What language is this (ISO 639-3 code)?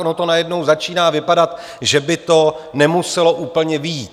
ces